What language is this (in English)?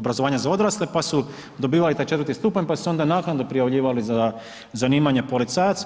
Croatian